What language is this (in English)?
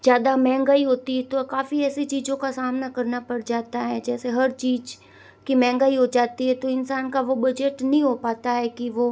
Hindi